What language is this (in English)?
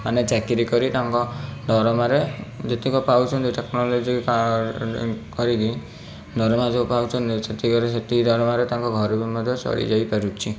Odia